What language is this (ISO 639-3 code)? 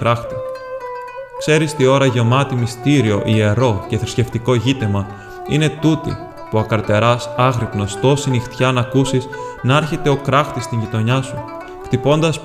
ell